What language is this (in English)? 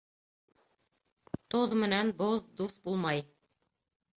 Bashkir